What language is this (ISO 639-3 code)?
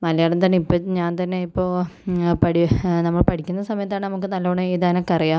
mal